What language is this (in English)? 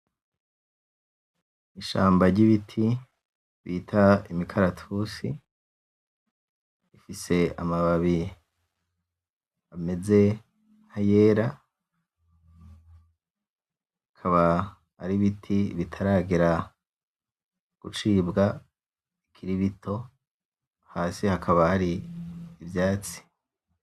Rundi